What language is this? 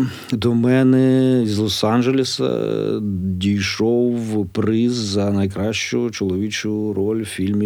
Ukrainian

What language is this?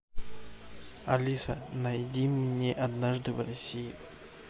Russian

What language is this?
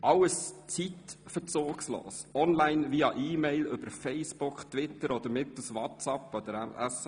Swiss German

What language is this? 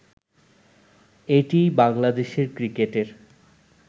Bangla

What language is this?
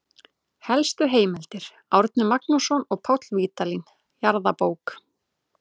Icelandic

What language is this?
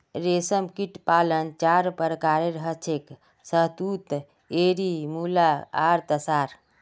Magahi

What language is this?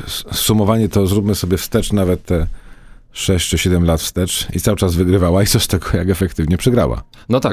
Polish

